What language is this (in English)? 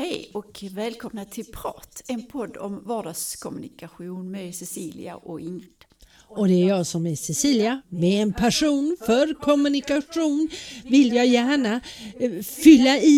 Swedish